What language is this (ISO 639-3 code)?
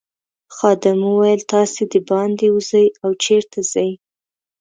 pus